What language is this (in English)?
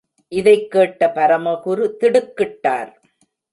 Tamil